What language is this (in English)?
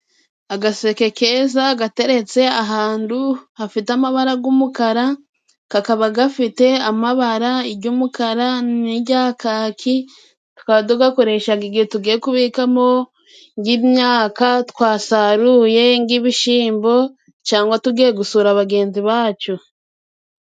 Kinyarwanda